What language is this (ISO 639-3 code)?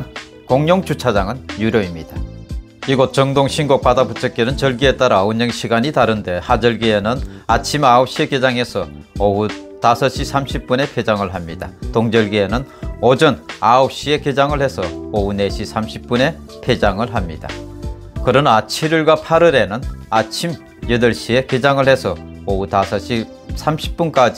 kor